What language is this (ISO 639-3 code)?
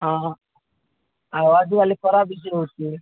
ori